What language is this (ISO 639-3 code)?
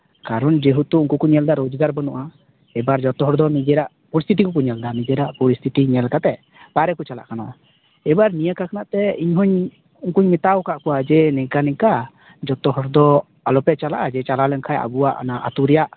sat